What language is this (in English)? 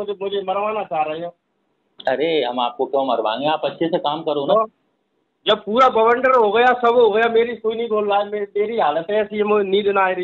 Hindi